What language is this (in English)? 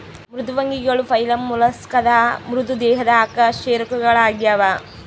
Kannada